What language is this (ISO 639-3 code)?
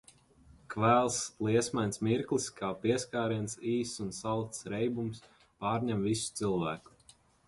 lav